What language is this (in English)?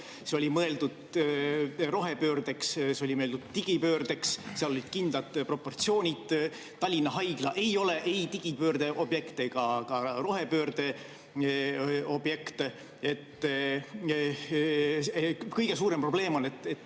Estonian